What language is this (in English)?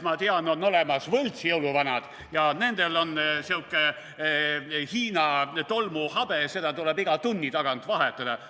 Estonian